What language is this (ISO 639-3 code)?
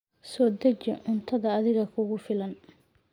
som